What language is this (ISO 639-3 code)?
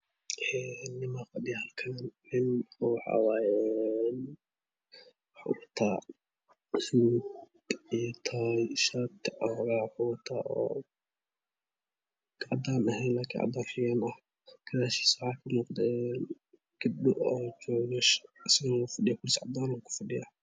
som